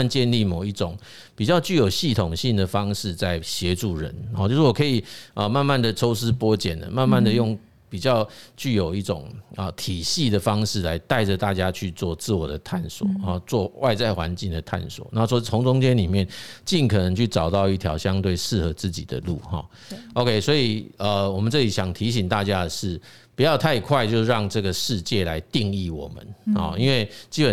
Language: Chinese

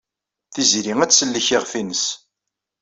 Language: Kabyle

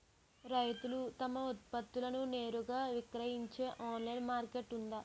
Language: Telugu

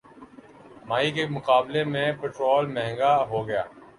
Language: Urdu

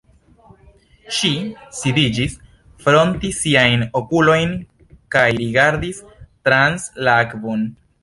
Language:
Esperanto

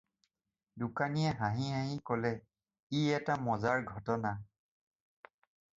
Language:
Assamese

